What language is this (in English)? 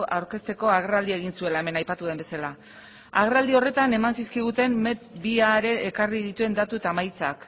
Basque